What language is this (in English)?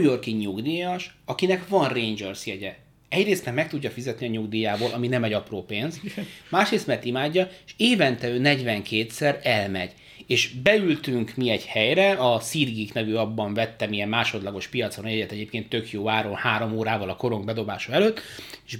Hungarian